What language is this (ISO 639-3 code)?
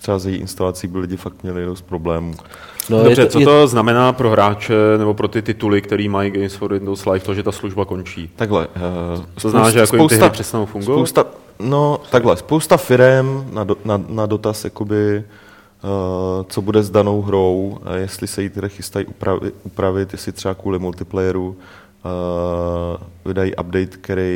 ces